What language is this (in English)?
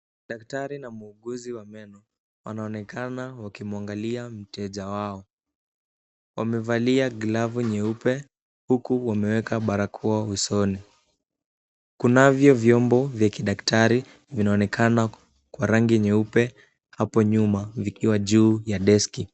Swahili